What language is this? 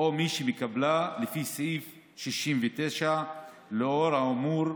Hebrew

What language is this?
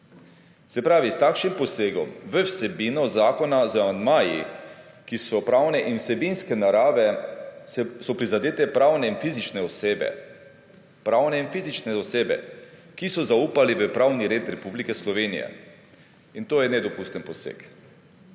Slovenian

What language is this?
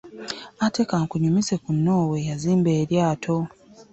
Ganda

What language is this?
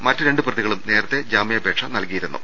Malayalam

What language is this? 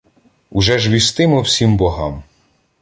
Ukrainian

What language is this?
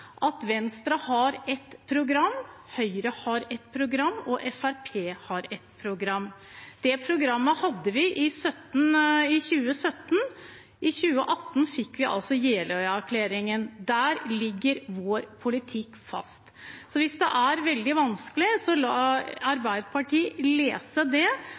Norwegian Bokmål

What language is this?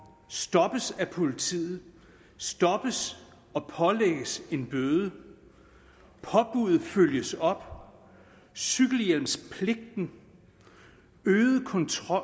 Danish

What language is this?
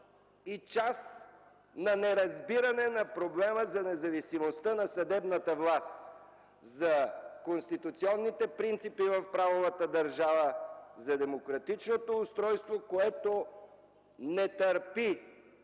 Bulgarian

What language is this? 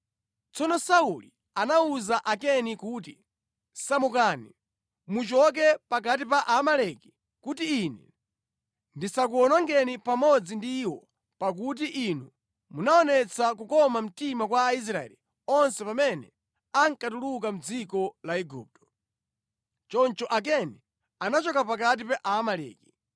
Nyanja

